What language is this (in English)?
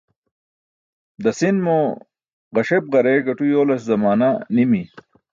Burushaski